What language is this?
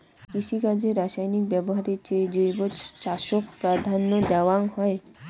Bangla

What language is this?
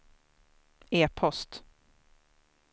Swedish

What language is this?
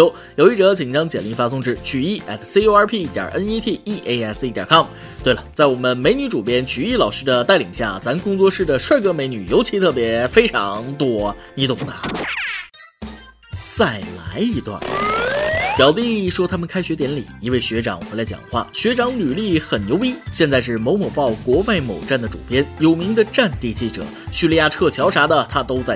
Chinese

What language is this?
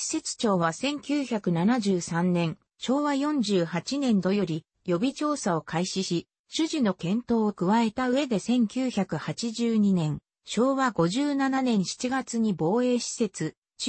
Japanese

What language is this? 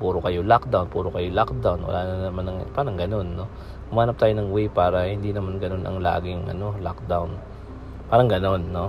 Filipino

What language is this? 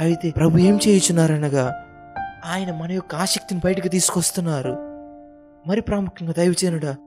Telugu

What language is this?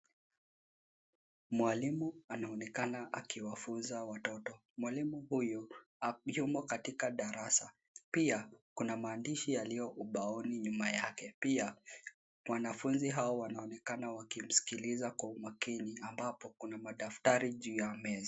Swahili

